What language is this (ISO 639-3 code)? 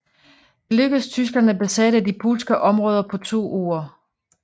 dan